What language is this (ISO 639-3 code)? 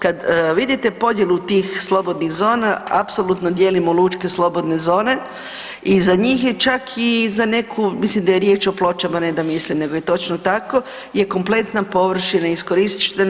hrv